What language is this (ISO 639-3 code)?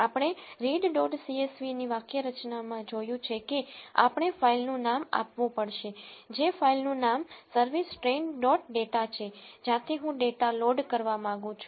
guj